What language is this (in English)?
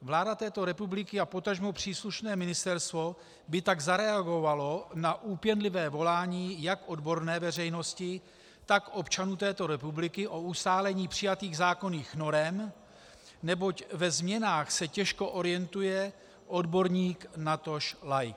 Czech